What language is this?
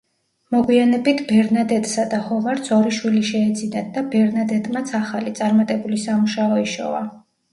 Georgian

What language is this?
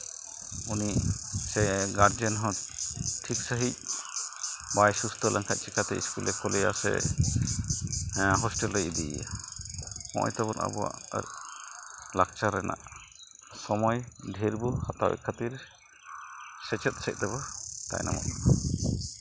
Santali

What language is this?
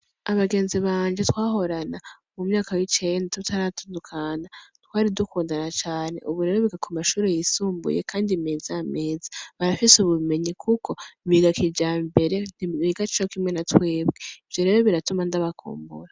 Rundi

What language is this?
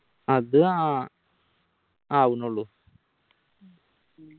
Malayalam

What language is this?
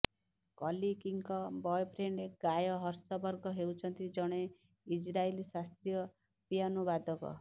Odia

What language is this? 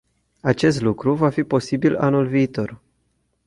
Romanian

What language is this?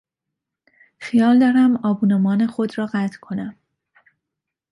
Persian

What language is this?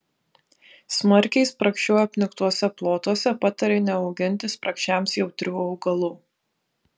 Lithuanian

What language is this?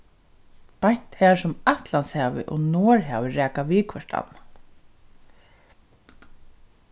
Faroese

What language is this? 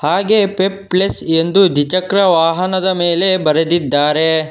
Kannada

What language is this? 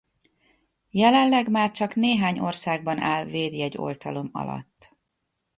Hungarian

